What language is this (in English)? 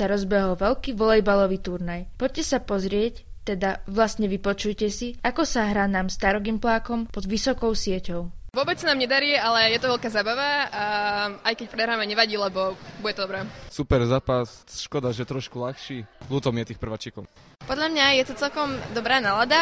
Slovak